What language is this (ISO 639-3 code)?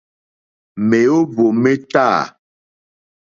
bri